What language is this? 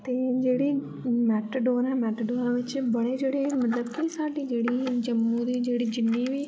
Dogri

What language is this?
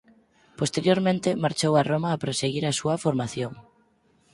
Galician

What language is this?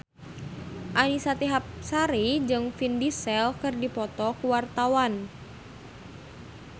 Sundanese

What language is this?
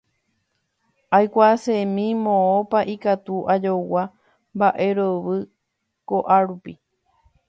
Guarani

